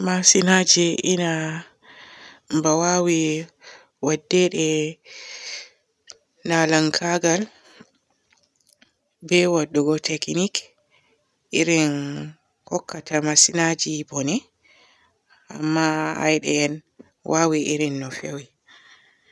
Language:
Borgu Fulfulde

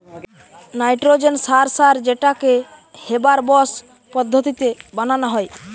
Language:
Bangla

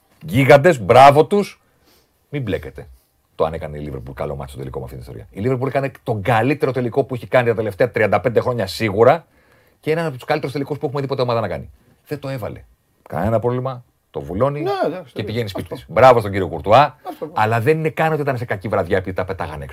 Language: Greek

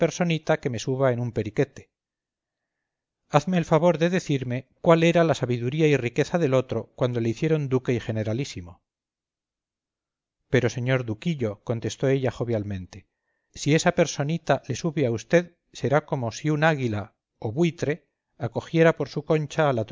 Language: Spanish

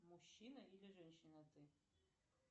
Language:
Russian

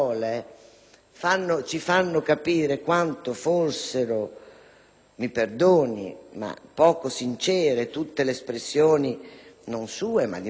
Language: Italian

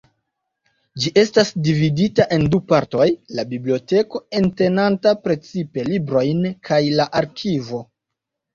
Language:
Esperanto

